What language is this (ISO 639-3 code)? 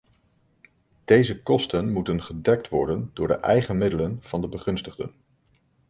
nld